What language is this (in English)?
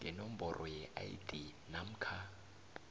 South Ndebele